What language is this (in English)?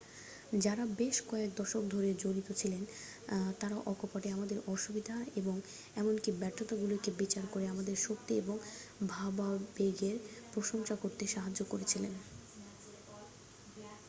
Bangla